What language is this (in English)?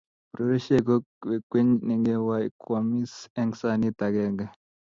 Kalenjin